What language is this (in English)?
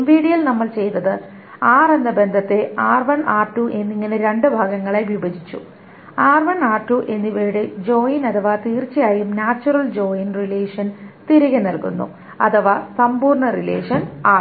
Malayalam